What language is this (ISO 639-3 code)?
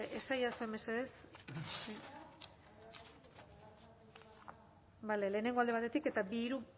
eus